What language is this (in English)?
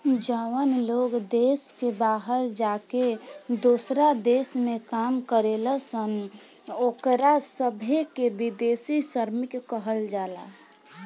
Bhojpuri